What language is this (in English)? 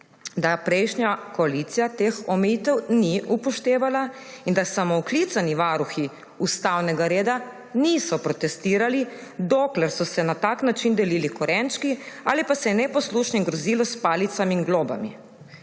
Slovenian